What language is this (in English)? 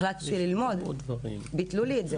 Hebrew